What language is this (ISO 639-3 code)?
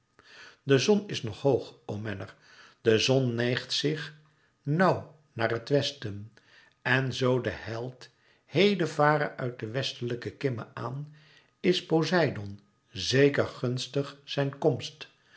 nld